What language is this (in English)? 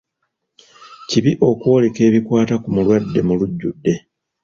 Ganda